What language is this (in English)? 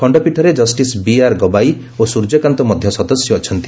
Odia